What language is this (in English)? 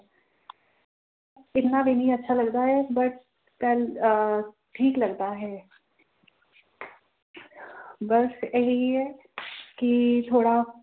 Punjabi